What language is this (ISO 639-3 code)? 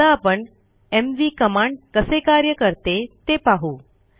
mar